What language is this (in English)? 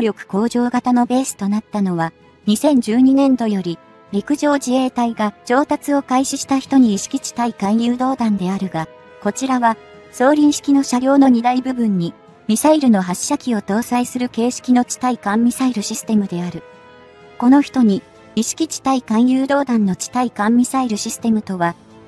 Japanese